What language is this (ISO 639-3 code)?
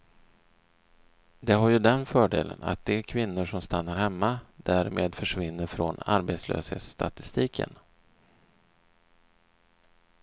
swe